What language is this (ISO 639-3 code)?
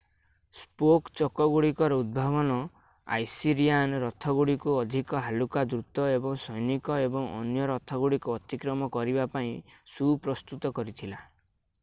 ori